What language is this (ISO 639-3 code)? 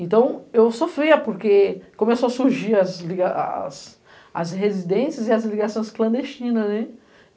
por